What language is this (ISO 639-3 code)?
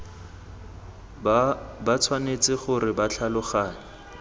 tsn